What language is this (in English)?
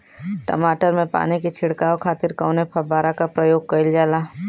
Bhojpuri